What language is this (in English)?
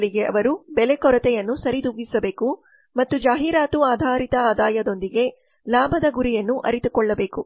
Kannada